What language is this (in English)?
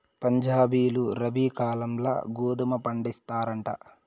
Telugu